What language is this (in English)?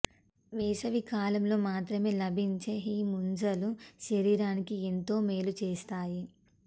Telugu